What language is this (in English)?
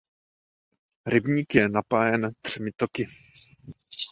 Czech